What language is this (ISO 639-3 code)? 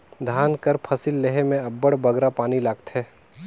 hne